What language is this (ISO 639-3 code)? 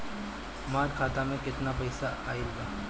bho